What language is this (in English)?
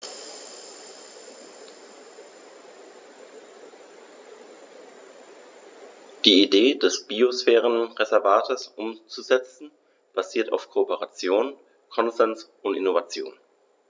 German